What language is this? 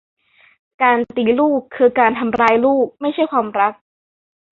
Thai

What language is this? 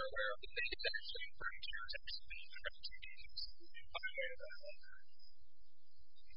English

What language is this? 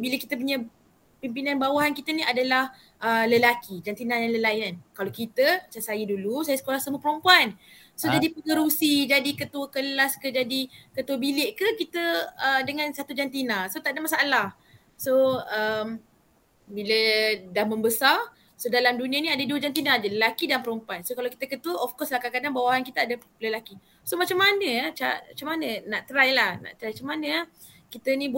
Malay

